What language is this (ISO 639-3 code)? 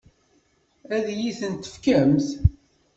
kab